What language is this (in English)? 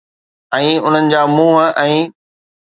Sindhi